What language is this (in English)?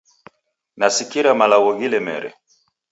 Taita